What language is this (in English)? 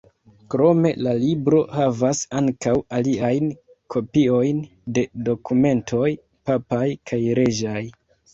Esperanto